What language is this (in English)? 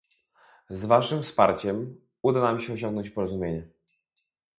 Polish